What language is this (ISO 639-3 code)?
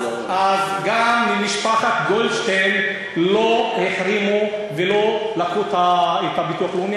heb